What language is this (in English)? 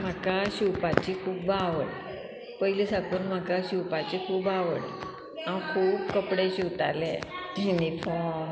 Konkani